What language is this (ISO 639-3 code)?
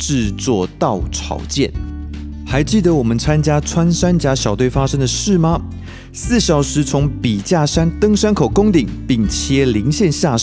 zho